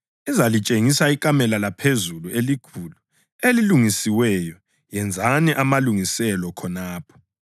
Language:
North Ndebele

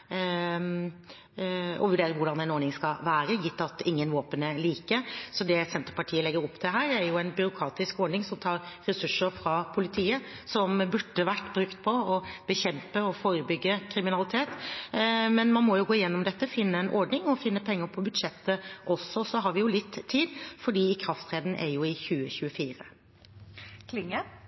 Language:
Norwegian Bokmål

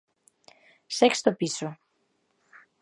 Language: Galician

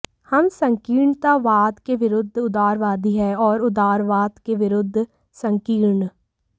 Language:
Hindi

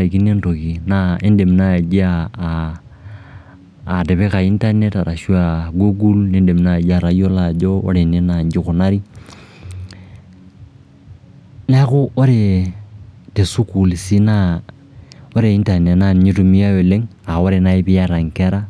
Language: Masai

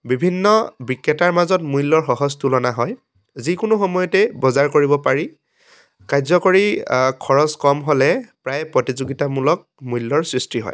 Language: Assamese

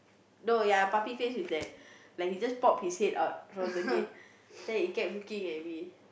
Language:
English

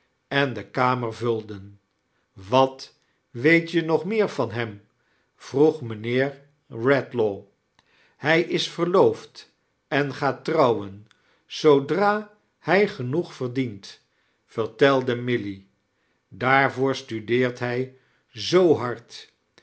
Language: Dutch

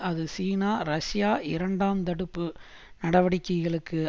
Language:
Tamil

